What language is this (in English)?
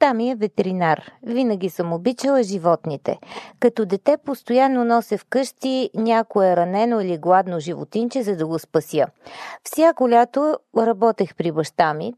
Bulgarian